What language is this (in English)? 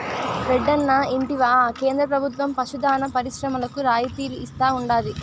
Telugu